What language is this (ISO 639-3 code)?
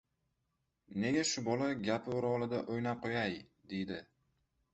uzb